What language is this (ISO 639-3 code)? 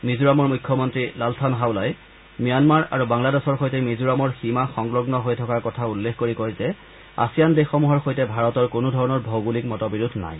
asm